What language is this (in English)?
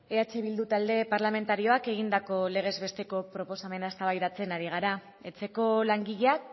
Basque